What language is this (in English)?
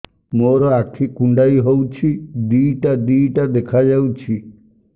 Odia